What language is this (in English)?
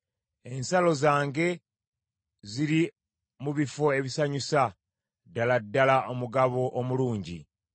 Ganda